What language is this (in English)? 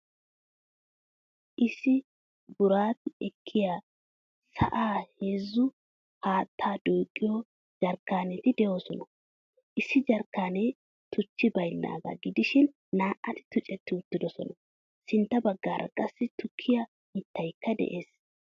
Wolaytta